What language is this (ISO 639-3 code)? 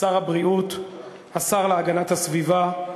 heb